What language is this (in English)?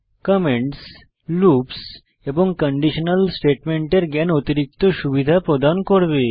Bangla